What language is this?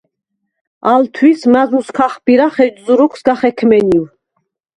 Svan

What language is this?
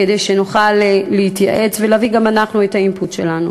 Hebrew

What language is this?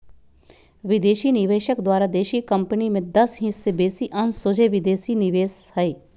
Magahi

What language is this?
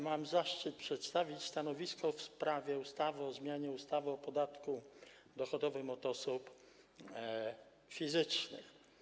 Polish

